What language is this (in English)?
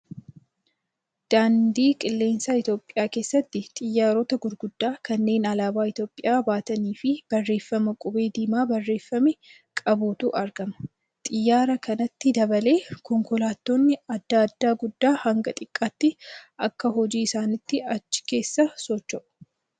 Oromo